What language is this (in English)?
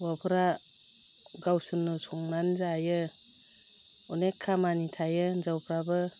Bodo